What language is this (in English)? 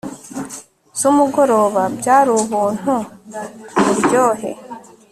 Kinyarwanda